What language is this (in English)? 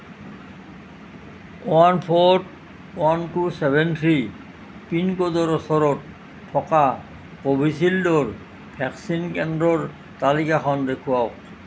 Assamese